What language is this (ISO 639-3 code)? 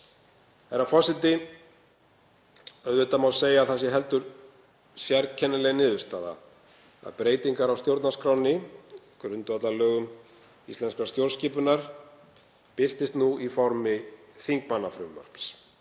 isl